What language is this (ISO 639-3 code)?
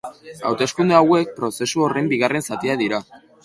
eus